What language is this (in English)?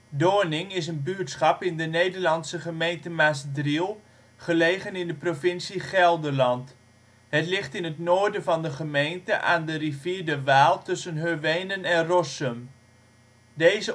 Dutch